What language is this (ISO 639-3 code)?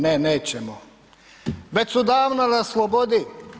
hrv